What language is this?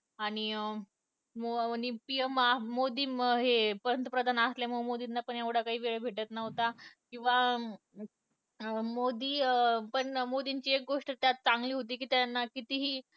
Marathi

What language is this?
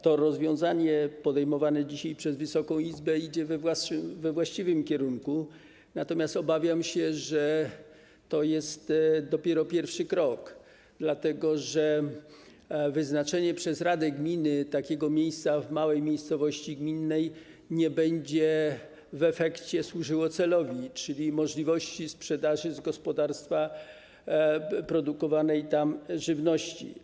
Polish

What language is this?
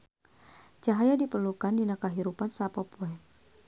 Sundanese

